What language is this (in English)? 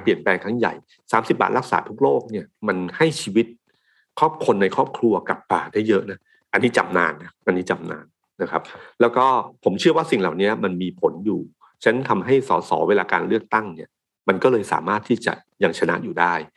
Thai